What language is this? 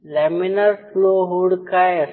Marathi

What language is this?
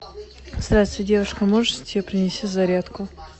Russian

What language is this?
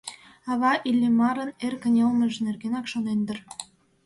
Mari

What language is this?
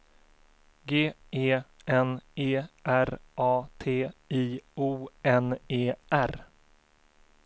Swedish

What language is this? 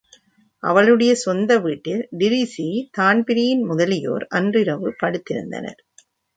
Tamil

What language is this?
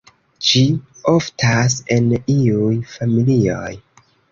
Esperanto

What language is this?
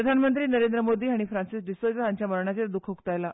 Konkani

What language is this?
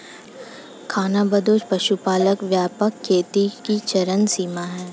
Hindi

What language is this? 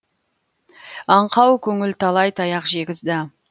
Kazakh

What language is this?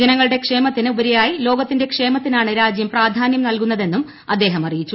Malayalam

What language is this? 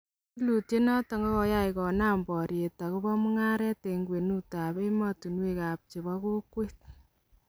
Kalenjin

